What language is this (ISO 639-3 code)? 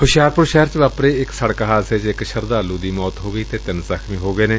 pan